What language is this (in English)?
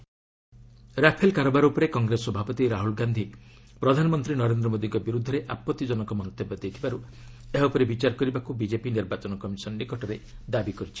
Odia